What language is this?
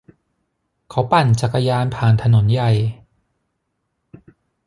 Thai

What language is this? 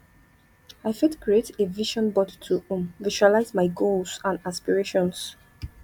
Nigerian Pidgin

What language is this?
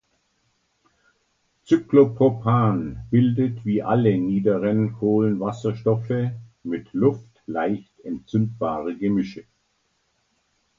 German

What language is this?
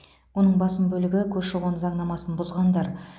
Kazakh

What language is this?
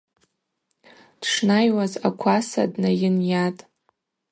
Abaza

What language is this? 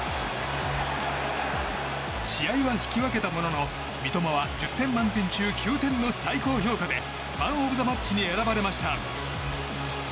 Japanese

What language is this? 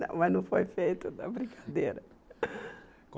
Portuguese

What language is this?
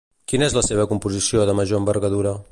Catalan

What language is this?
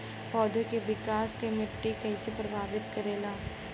Bhojpuri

